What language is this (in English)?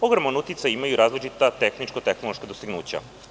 Serbian